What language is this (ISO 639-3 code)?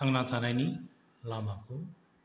brx